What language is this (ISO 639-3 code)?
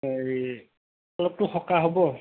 asm